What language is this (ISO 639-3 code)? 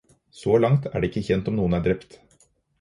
nob